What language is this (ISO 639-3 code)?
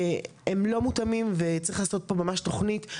heb